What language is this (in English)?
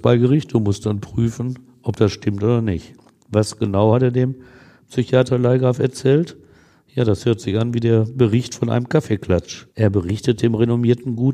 German